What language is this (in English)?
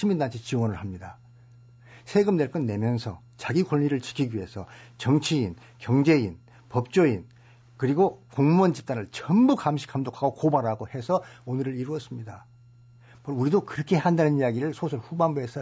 Korean